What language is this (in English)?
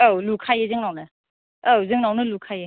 Bodo